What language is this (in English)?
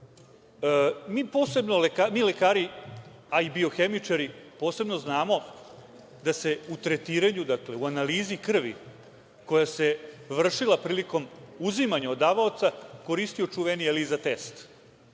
Serbian